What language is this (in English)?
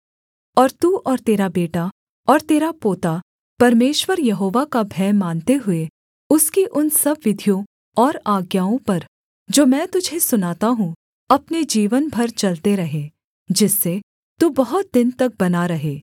Hindi